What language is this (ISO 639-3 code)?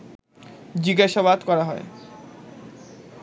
ben